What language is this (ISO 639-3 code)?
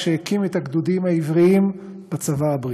heb